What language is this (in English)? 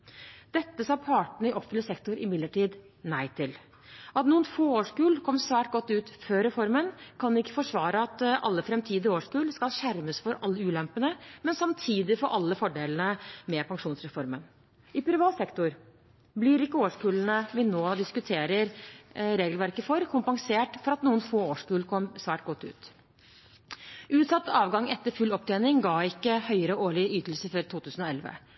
Norwegian Bokmål